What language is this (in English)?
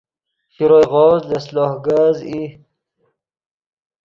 Yidgha